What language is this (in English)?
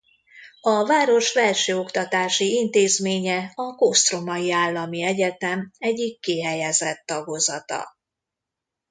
Hungarian